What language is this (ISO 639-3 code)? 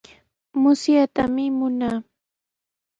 qws